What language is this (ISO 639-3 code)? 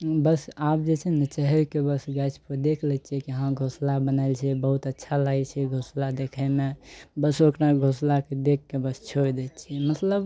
mai